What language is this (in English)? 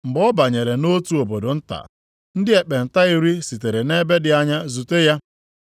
Igbo